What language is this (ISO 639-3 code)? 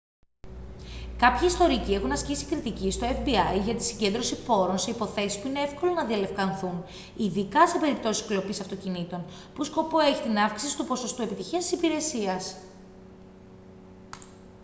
ell